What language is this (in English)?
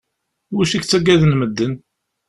Kabyle